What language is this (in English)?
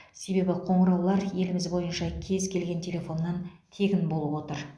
Kazakh